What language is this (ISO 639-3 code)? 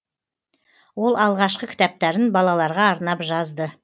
kaz